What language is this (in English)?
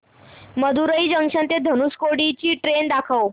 Marathi